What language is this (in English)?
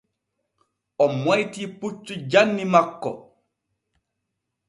Borgu Fulfulde